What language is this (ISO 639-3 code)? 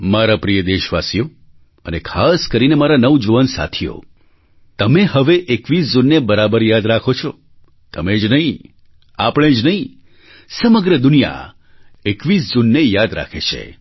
guj